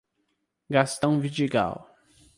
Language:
Portuguese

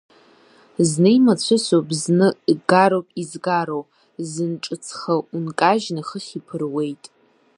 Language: Abkhazian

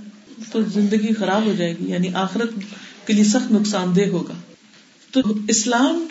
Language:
Urdu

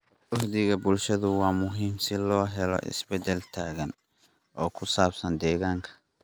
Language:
Somali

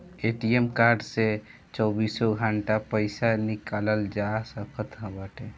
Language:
Bhojpuri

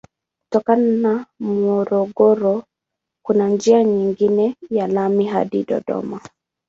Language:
Swahili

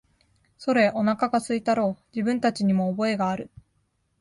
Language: Japanese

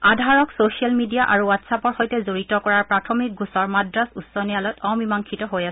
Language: Assamese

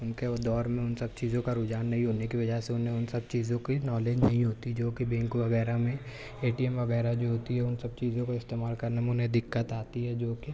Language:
Urdu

